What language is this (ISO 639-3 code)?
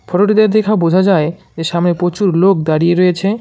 ben